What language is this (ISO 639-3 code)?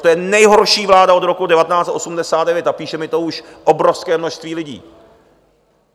ces